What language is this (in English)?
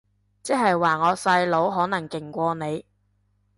Cantonese